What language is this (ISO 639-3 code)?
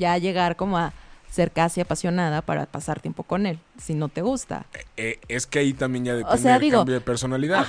spa